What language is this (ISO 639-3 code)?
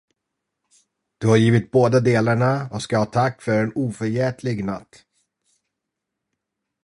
swe